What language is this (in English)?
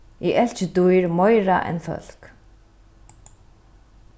Faroese